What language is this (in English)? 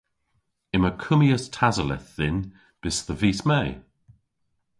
Cornish